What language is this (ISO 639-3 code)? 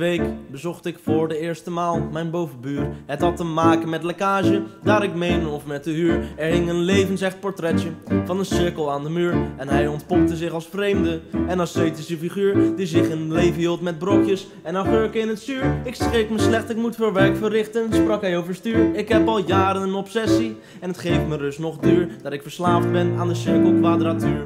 nld